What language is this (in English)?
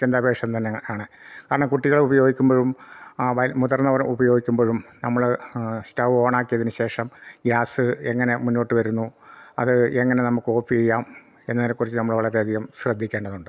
Malayalam